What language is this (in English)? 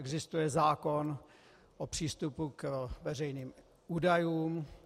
Czech